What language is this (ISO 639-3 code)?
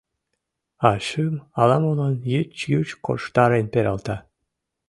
chm